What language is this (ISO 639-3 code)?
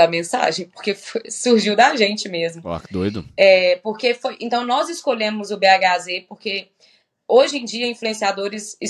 por